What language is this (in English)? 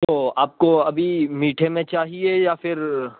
Urdu